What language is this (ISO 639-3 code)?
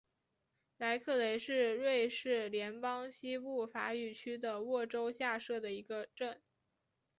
zho